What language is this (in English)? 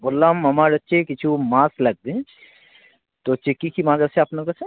Bangla